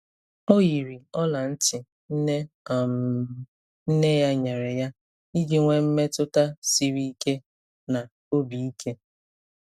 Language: Igbo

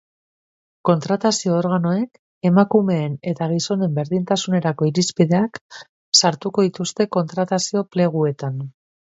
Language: Basque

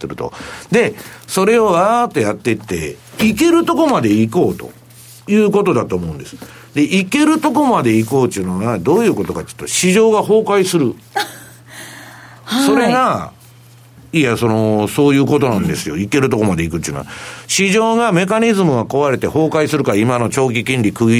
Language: Japanese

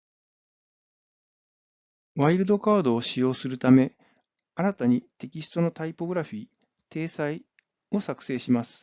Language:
Japanese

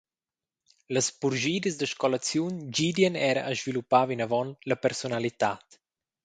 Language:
Romansh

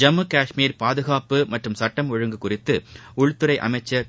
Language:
Tamil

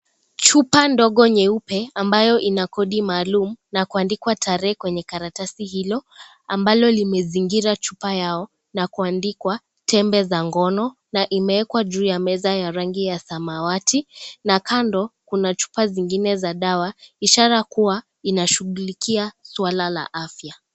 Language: Swahili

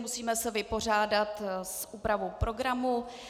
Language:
Czech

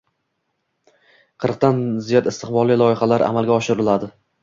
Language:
Uzbek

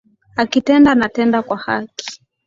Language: Swahili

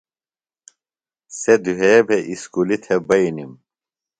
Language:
Phalura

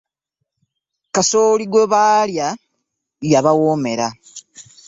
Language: Ganda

